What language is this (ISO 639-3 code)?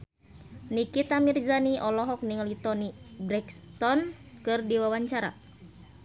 sun